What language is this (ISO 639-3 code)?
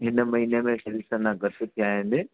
snd